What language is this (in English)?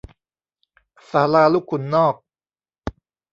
Thai